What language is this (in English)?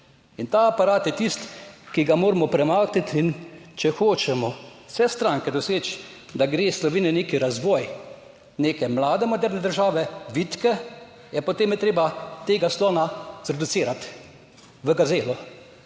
Slovenian